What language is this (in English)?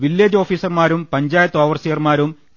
Malayalam